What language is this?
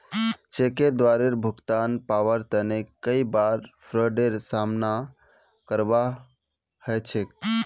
Magahi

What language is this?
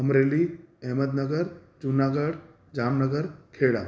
Sindhi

